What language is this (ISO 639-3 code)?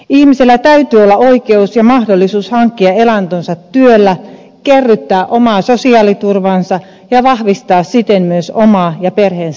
fin